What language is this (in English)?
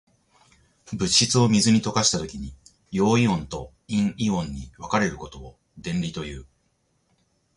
Japanese